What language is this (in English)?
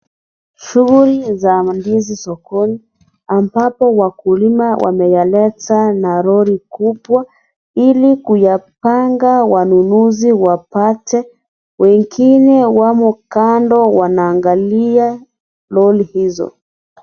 Swahili